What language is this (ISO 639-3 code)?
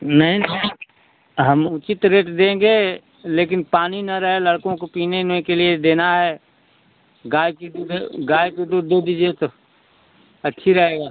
hin